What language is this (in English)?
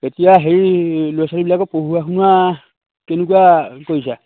Assamese